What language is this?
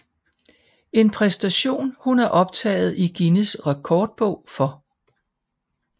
Danish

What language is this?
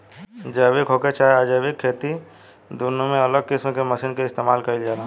Bhojpuri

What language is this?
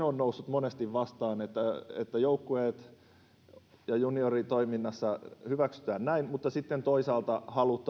Finnish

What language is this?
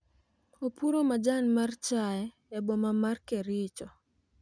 Luo (Kenya and Tanzania)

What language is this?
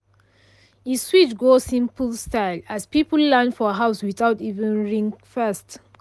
Nigerian Pidgin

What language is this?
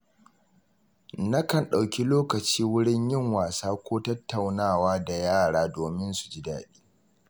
Hausa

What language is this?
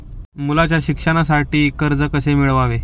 Marathi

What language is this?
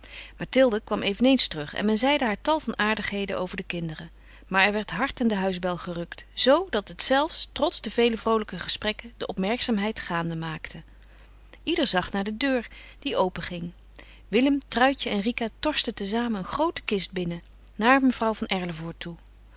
Dutch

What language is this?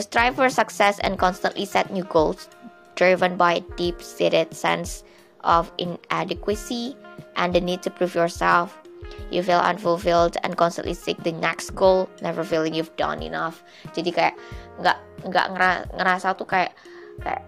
Indonesian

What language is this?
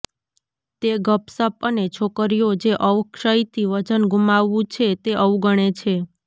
Gujarati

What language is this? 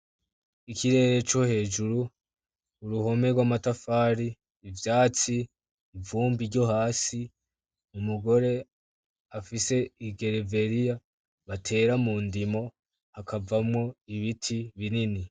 Rundi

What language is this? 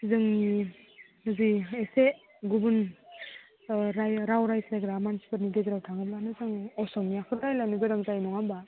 Bodo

